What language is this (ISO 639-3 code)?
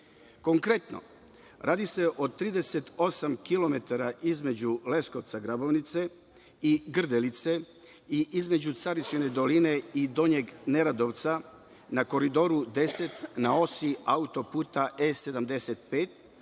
srp